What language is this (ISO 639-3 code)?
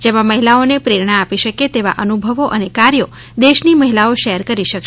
guj